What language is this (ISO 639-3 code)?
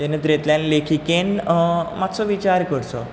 kok